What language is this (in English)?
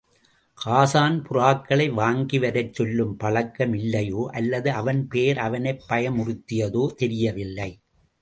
Tamil